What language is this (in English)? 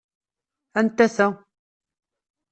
Kabyle